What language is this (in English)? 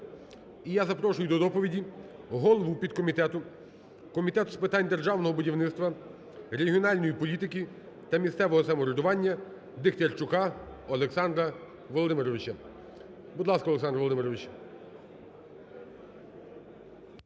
Ukrainian